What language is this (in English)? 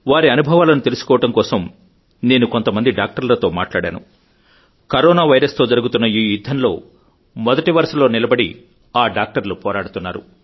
Telugu